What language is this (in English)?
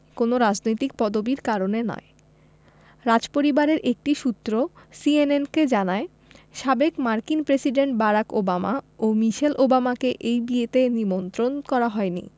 Bangla